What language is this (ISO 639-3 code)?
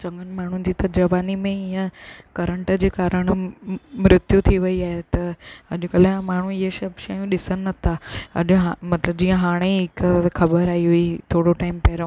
snd